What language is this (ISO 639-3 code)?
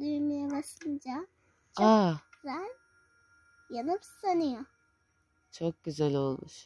tur